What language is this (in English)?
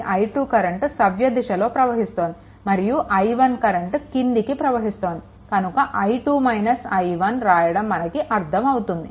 Telugu